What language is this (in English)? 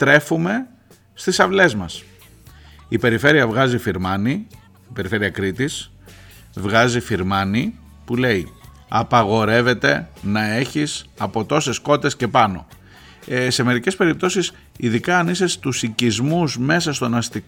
Greek